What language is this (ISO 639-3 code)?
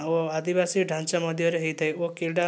ori